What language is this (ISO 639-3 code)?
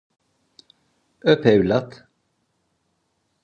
tur